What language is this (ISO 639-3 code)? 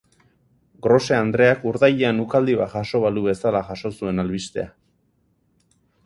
eus